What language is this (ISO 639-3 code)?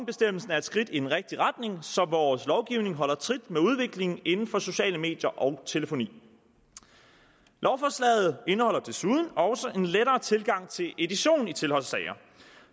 dan